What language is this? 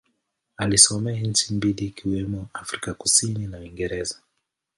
Swahili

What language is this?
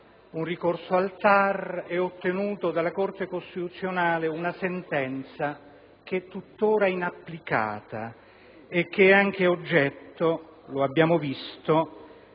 Italian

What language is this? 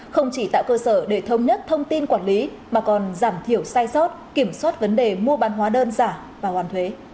Vietnamese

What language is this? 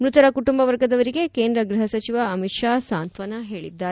Kannada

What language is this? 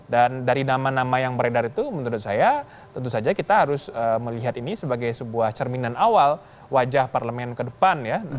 Indonesian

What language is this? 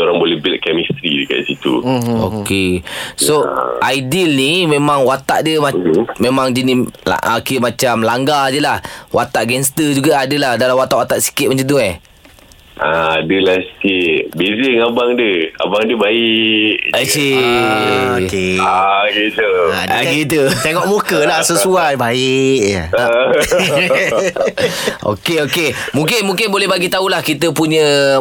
Malay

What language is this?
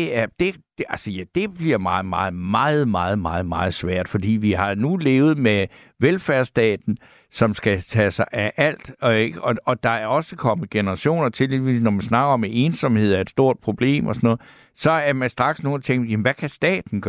Danish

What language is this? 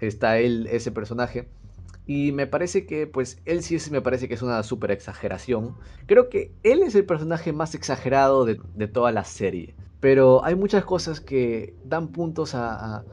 Spanish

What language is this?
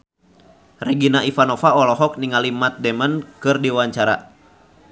Sundanese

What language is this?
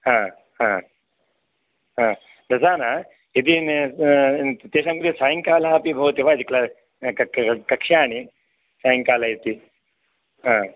Sanskrit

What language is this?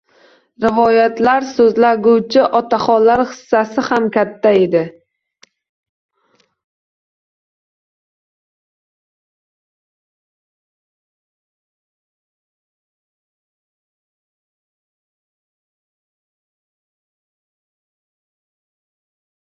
Uzbek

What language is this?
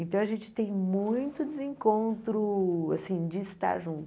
Portuguese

